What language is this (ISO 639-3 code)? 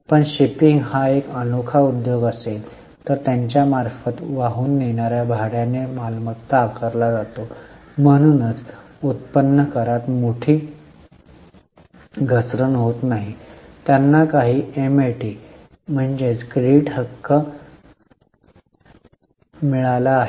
mar